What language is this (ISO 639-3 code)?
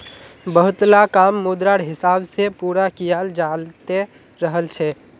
mag